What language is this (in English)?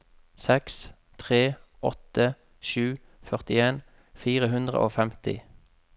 Norwegian